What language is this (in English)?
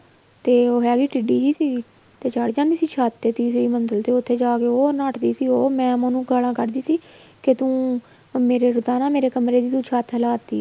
Punjabi